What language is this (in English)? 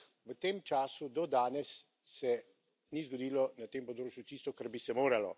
Slovenian